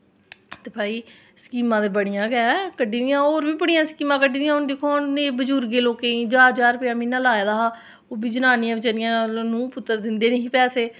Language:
Dogri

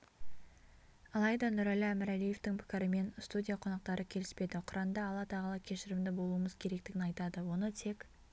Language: Kazakh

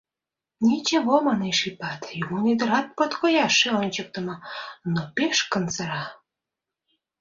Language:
Mari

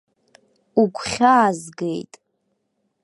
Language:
Abkhazian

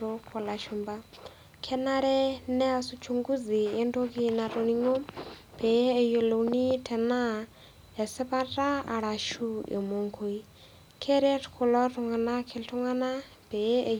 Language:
Masai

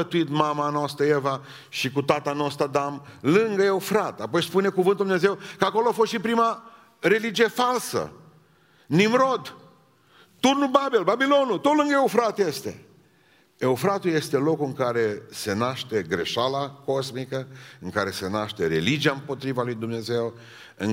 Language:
Romanian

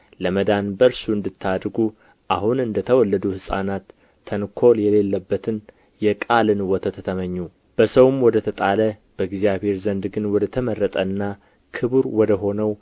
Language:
Amharic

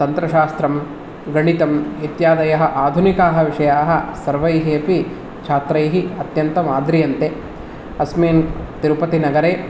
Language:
Sanskrit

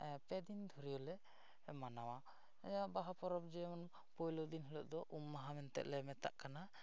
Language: Santali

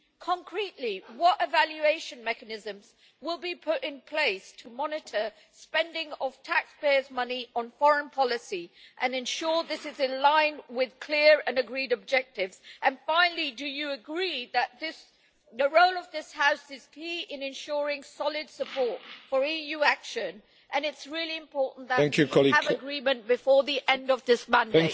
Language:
English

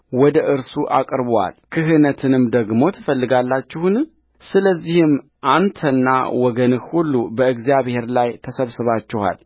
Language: Amharic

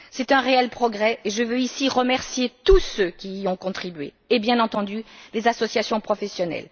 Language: French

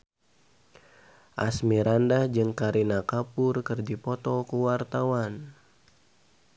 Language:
Sundanese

